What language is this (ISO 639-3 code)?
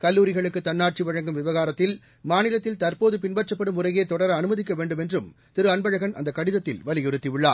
tam